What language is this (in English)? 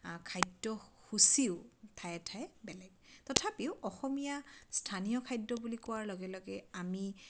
Assamese